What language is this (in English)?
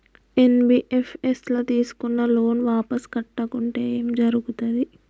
Telugu